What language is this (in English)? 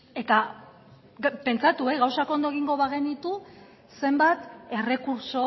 Basque